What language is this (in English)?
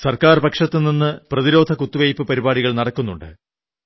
Malayalam